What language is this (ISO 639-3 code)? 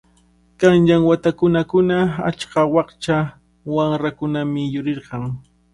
qvl